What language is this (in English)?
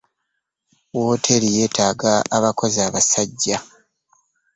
Ganda